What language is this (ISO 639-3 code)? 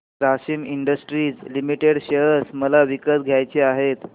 mar